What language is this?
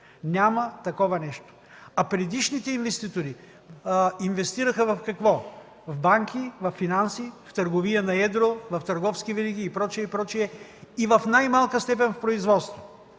Bulgarian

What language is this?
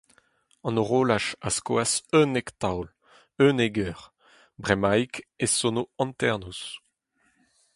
Breton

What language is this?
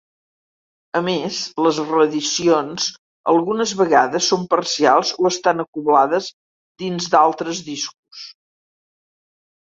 Catalan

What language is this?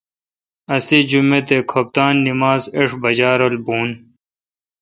Kalkoti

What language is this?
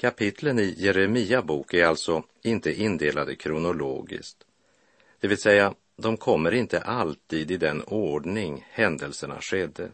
Swedish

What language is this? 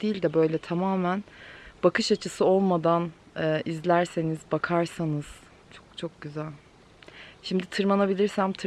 Turkish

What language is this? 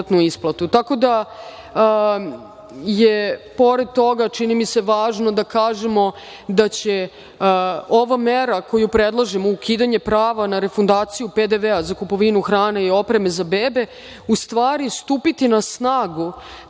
Serbian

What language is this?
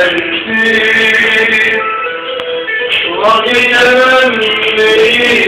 Romanian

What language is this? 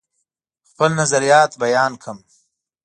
Pashto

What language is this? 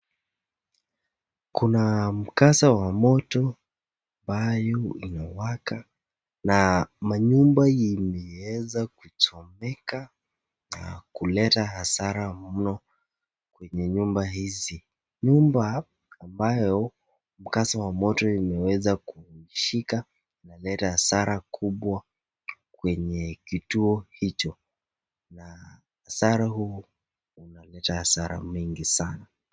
Swahili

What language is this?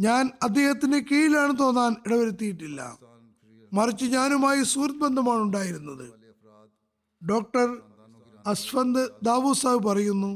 Malayalam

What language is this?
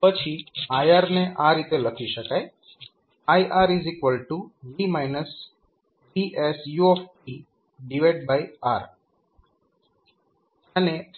Gujarati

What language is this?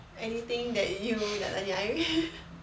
English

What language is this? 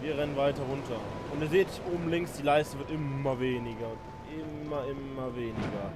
German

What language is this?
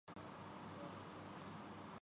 Urdu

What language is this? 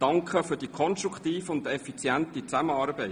Swiss German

